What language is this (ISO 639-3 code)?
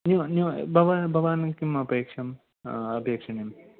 san